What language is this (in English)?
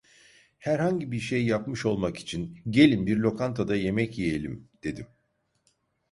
Turkish